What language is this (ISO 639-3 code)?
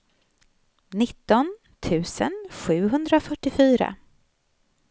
swe